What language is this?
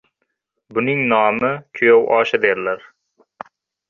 Uzbek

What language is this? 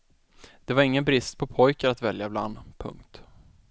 Swedish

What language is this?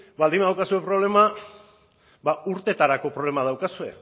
Basque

